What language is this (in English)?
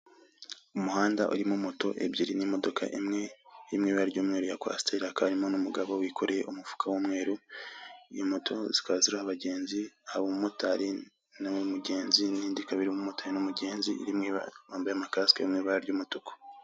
Kinyarwanda